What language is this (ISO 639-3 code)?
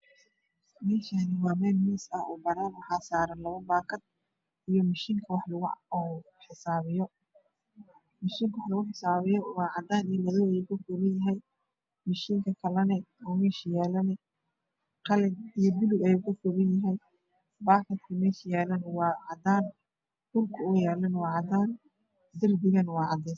som